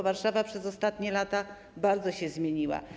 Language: Polish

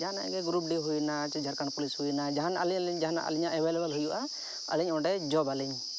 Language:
Santali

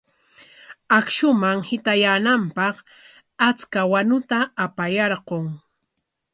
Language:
Corongo Ancash Quechua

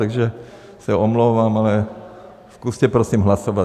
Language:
Czech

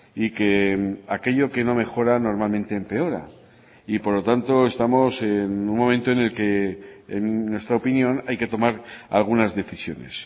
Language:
Spanish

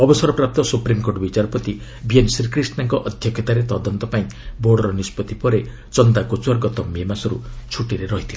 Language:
Odia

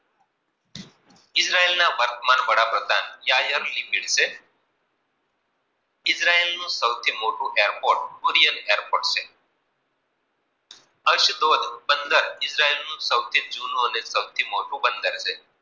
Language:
Gujarati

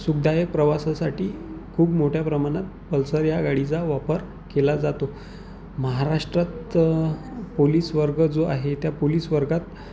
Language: Marathi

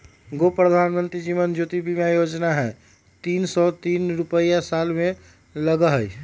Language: Magahi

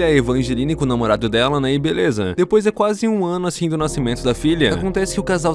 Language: Portuguese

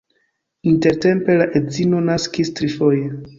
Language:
Esperanto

